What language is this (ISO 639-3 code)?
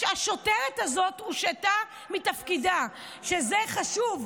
heb